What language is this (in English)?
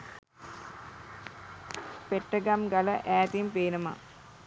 Sinhala